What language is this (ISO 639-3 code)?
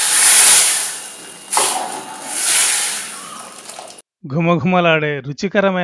ara